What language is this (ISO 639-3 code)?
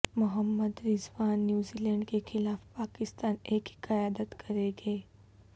urd